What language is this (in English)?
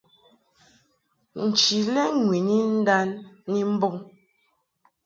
Mungaka